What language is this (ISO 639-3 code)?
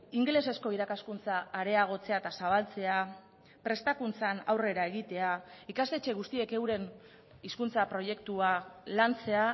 eus